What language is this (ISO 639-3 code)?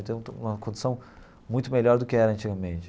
por